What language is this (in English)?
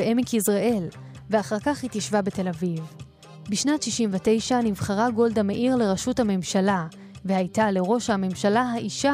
Hebrew